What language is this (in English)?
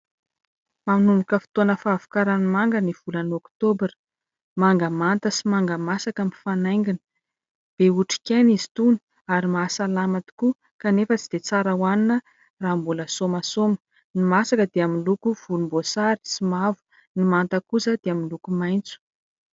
Malagasy